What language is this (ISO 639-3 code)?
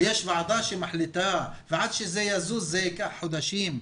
heb